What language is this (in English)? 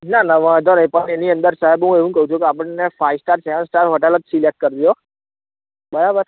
Gujarati